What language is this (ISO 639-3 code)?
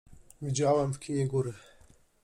pol